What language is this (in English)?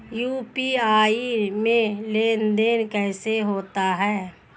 Hindi